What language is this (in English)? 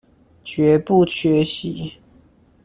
Chinese